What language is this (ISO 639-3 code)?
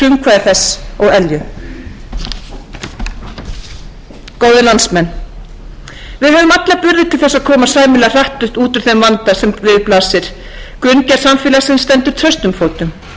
isl